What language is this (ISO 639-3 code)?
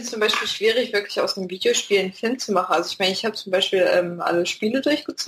deu